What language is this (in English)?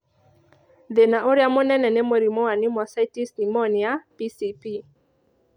Kikuyu